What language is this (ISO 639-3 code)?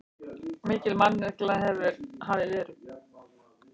isl